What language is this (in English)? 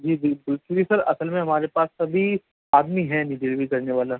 Urdu